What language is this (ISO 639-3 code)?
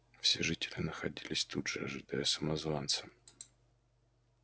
rus